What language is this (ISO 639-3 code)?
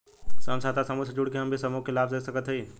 bho